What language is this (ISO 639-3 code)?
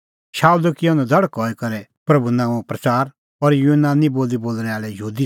kfx